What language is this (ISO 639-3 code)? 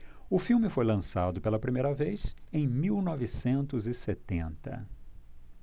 por